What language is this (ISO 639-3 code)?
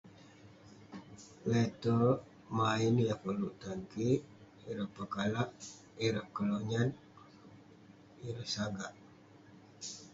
pne